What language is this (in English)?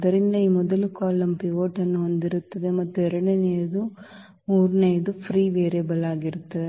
Kannada